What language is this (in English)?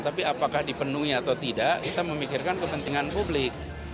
Indonesian